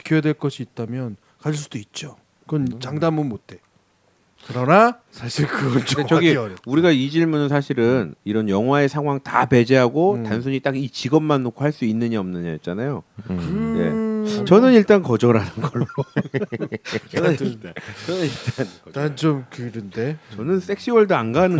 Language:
Korean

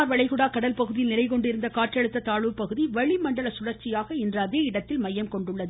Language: Tamil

